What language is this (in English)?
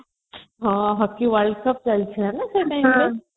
Odia